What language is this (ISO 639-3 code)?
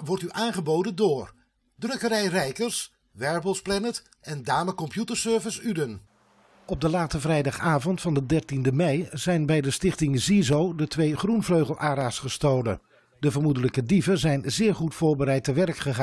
nld